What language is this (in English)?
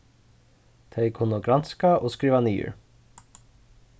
Faroese